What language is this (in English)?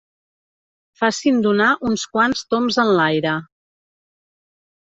Catalan